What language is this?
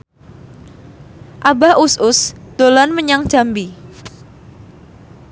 Javanese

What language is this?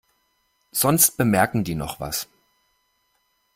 German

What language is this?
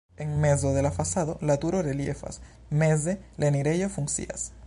Esperanto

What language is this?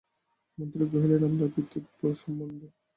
Bangla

